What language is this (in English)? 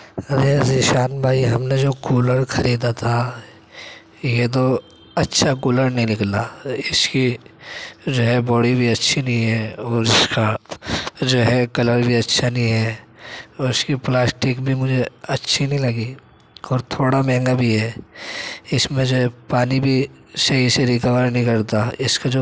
Urdu